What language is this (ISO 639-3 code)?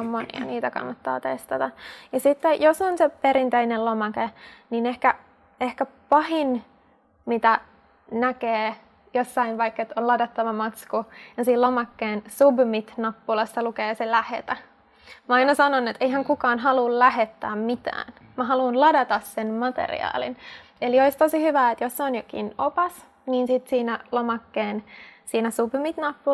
fin